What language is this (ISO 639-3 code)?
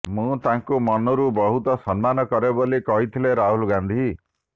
ori